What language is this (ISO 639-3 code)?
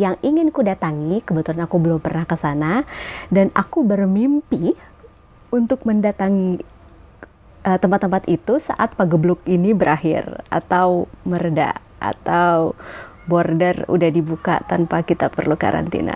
ind